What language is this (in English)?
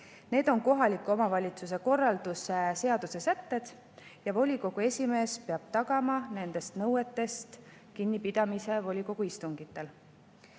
Estonian